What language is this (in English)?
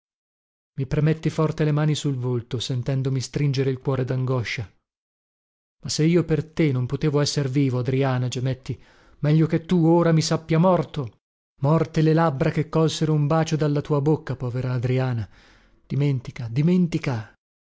Italian